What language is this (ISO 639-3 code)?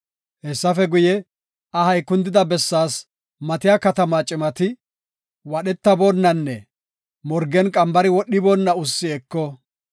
gof